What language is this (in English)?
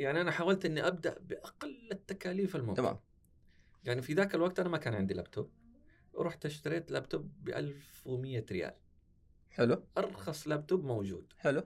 Arabic